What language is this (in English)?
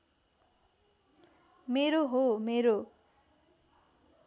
Nepali